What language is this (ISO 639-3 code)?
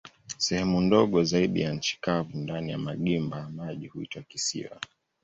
swa